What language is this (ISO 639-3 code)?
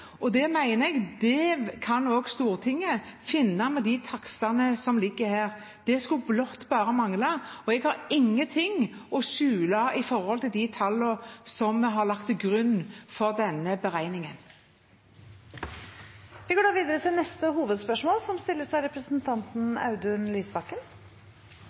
nob